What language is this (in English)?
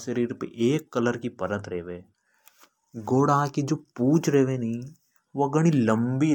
Hadothi